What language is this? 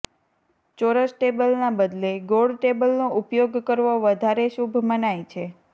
Gujarati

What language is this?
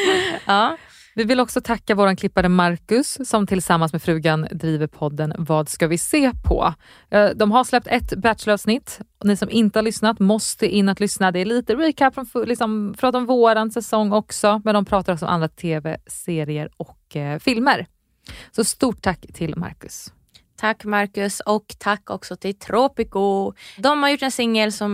Swedish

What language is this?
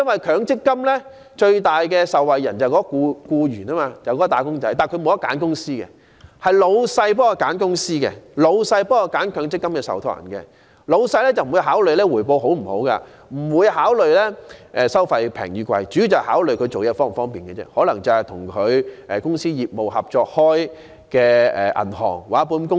Cantonese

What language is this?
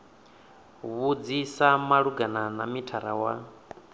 Venda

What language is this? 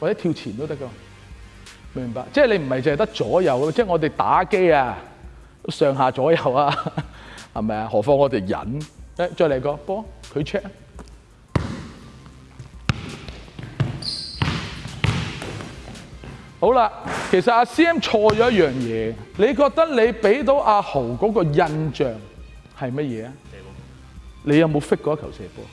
Chinese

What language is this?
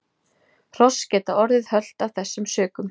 Icelandic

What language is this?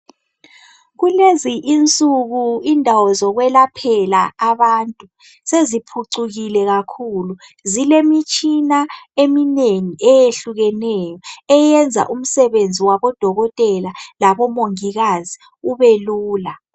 North Ndebele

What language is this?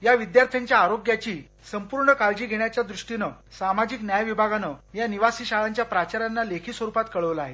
Marathi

